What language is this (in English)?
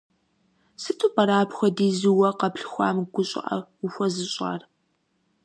Kabardian